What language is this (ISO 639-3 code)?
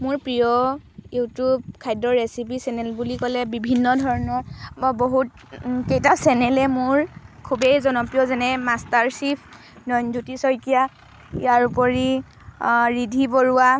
asm